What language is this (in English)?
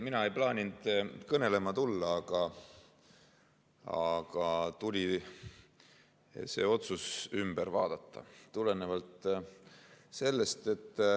Estonian